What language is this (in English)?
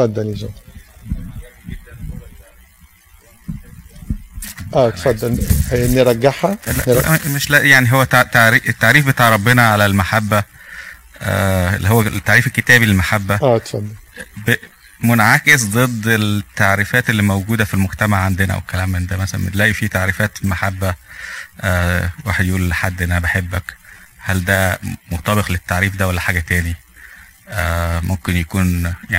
Arabic